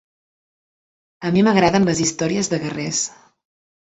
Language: Catalan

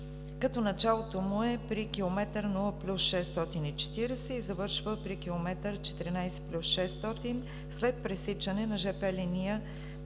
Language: Bulgarian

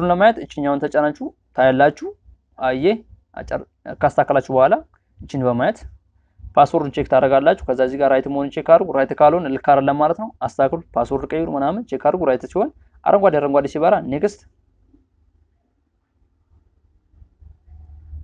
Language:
Arabic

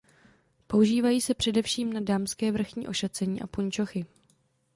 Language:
Czech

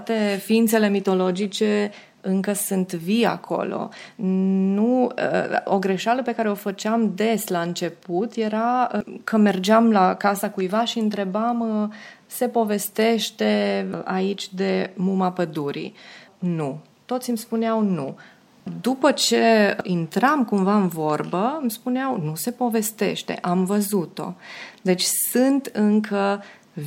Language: Romanian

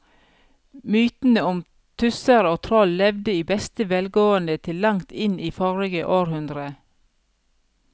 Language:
Norwegian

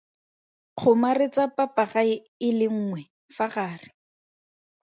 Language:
Tswana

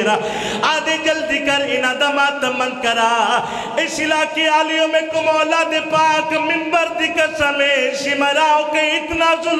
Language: Arabic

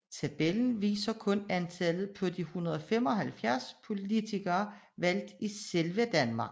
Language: Danish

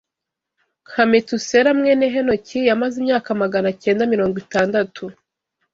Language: Kinyarwanda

